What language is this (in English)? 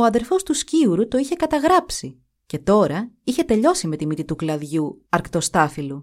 Greek